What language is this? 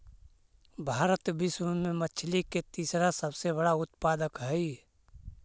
Magahi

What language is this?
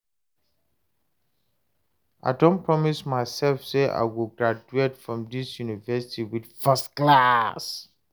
Nigerian Pidgin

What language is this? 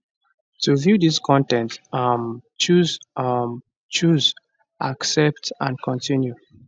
Nigerian Pidgin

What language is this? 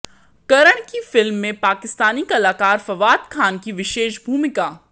Hindi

